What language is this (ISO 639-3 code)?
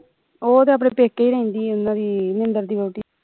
pan